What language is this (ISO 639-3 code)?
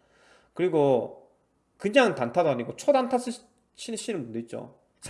kor